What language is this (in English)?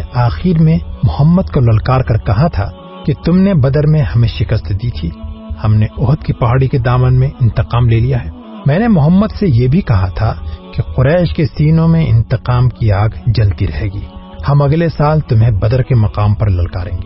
Urdu